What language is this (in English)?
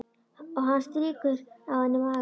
Icelandic